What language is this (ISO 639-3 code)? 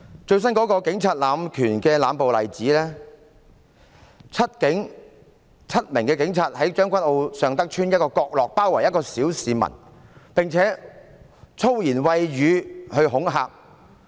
yue